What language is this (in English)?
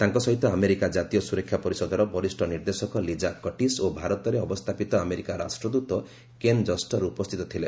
Odia